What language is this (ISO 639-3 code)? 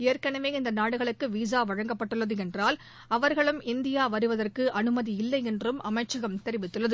tam